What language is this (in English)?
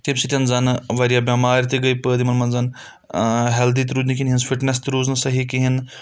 Kashmiri